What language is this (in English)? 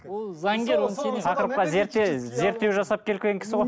Kazakh